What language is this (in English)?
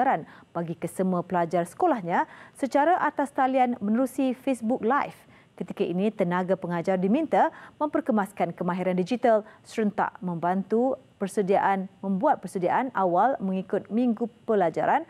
Malay